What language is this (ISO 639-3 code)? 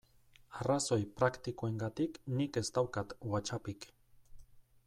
eus